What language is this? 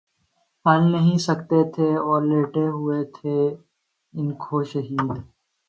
Urdu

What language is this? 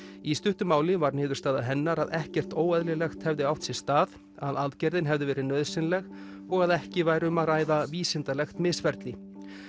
Icelandic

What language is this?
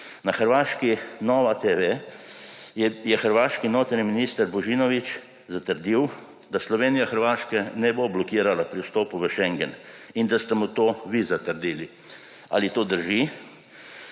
Slovenian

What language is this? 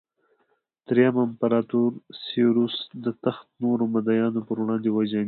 Pashto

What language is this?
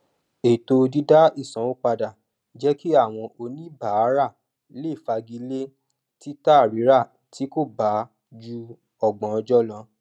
Yoruba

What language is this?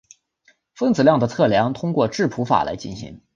Chinese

